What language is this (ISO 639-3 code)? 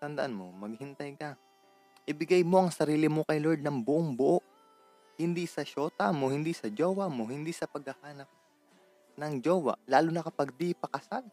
fil